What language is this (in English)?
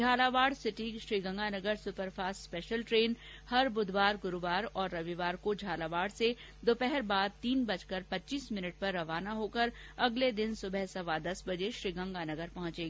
Hindi